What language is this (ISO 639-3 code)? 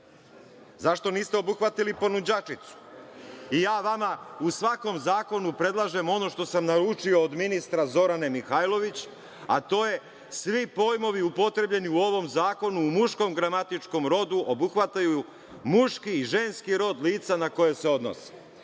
srp